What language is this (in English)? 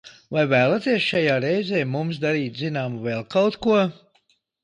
Latvian